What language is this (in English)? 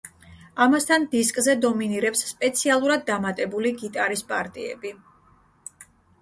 Georgian